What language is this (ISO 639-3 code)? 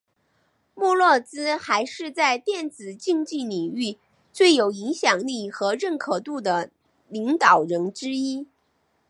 zho